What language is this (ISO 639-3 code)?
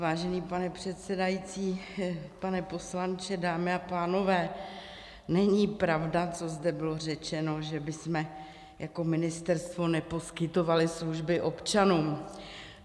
ces